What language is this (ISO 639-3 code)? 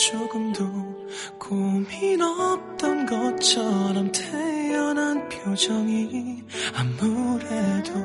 kor